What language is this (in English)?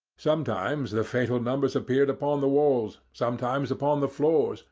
English